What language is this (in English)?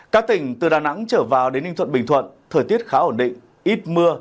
Vietnamese